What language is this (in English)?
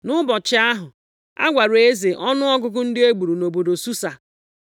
Igbo